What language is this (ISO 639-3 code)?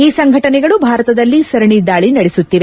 kan